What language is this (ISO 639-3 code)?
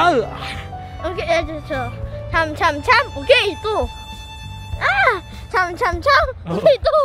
kor